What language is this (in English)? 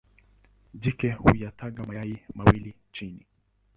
Swahili